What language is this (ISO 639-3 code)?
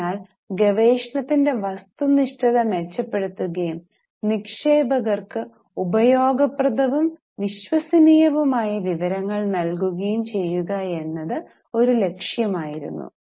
mal